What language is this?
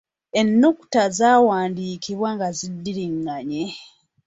Ganda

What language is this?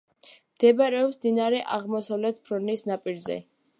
Georgian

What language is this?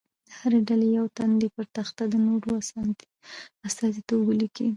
Pashto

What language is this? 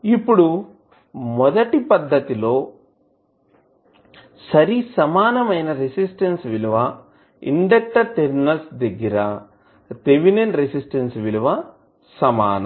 Telugu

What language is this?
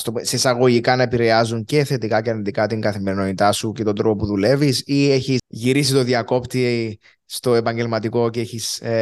Greek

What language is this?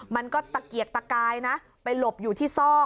Thai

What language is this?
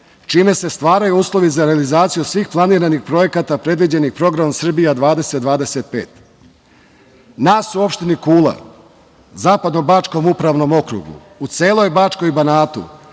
Serbian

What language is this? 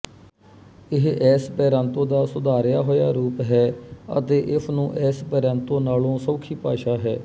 Punjabi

